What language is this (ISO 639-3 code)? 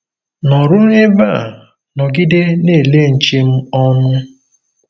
ibo